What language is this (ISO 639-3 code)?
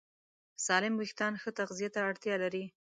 pus